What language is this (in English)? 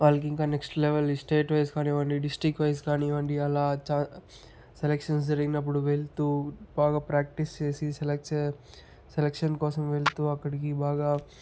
Telugu